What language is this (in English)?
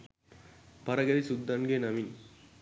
Sinhala